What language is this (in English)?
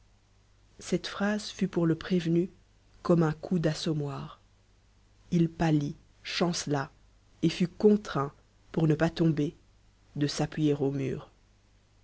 French